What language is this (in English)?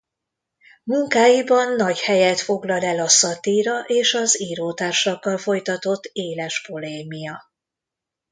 Hungarian